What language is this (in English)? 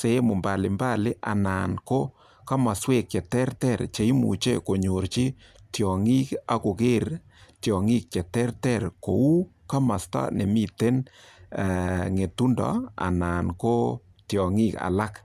Kalenjin